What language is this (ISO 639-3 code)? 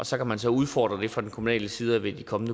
dan